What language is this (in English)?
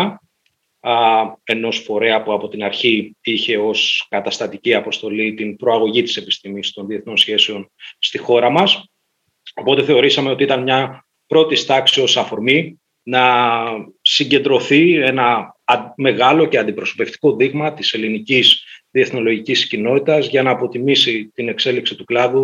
Greek